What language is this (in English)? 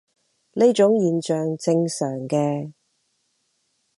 Cantonese